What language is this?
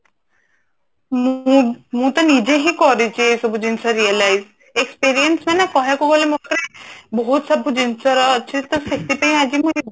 Odia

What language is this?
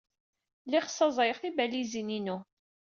Kabyle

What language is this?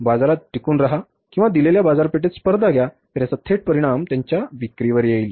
Marathi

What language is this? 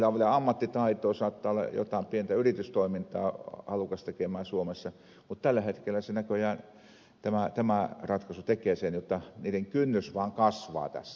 Finnish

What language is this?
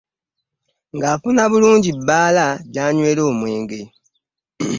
Ganda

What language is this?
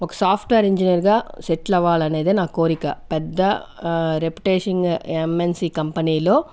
Telugu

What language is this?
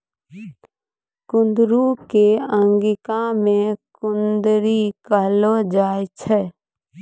Maithili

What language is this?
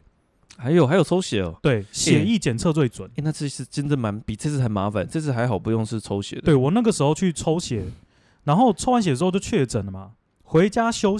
Chinese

